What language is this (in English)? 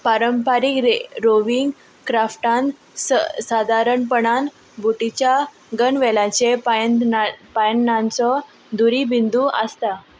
Konkani